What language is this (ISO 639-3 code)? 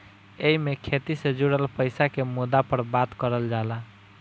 bho